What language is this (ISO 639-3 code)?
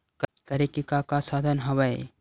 hne